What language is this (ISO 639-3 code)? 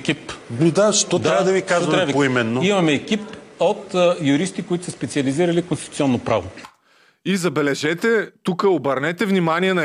bul